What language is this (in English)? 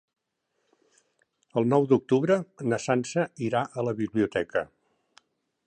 Catalan